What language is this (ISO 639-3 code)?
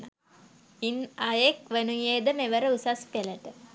sin